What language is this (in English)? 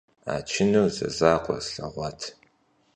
Kabardian